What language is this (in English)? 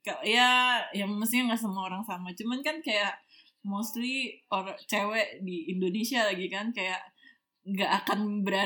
Indonesian